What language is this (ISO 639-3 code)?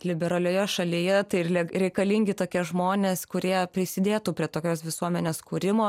lit